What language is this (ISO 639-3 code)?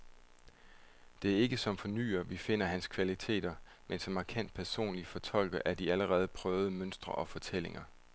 dan